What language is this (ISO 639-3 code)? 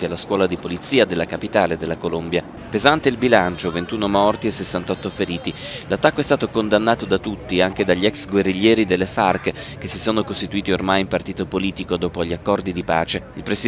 ita